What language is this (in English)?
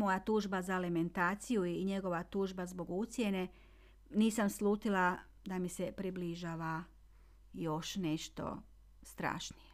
Croatian